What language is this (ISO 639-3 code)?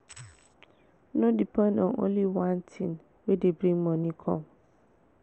pcm